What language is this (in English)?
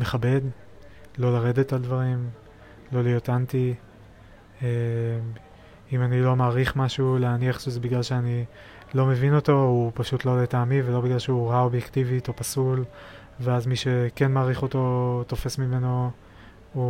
Hebrew